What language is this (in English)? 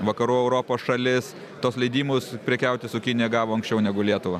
Lithuanian